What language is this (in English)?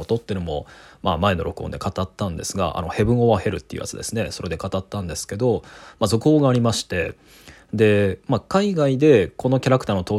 Japanese